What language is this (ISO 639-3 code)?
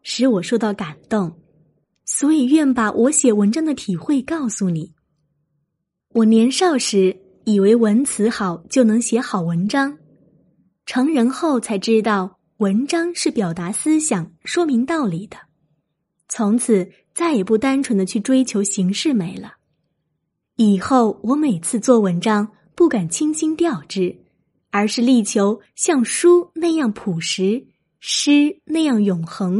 zho